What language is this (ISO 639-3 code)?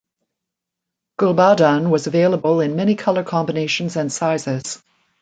eng